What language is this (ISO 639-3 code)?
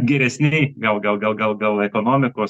lit